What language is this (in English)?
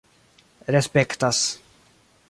Esperanto